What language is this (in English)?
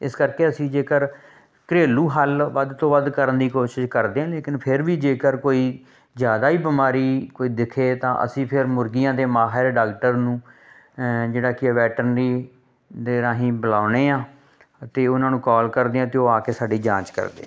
Punjabi